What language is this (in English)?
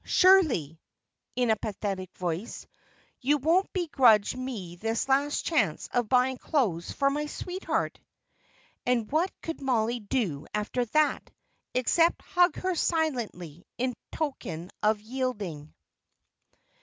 English